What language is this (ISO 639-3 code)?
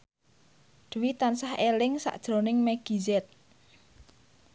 jav